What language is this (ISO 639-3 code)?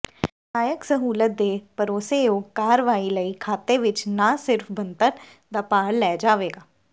pan